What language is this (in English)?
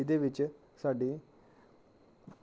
Dogri